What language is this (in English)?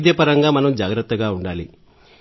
Telugu